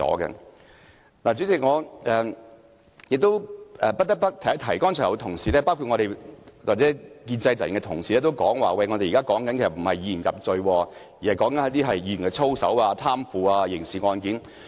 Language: Cantonese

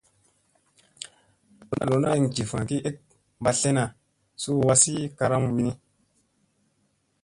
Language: Musey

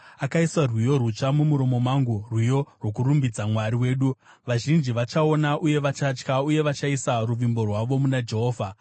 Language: Shona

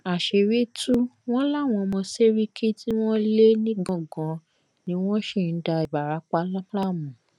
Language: Yoruba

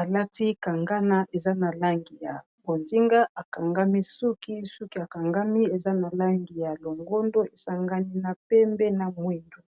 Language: Lingala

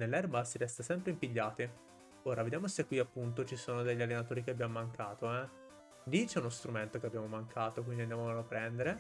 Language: Italian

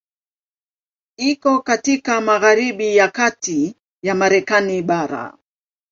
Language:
Swahili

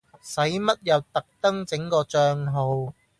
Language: Cantonese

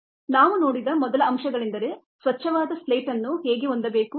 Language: Kannada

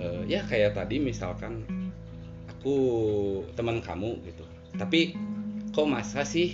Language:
Indonesian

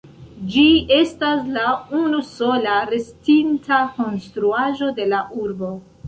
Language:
Esperanto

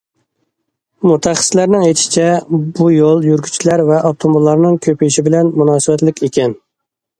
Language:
Uyghur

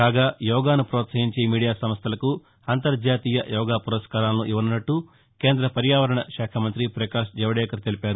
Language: Telugu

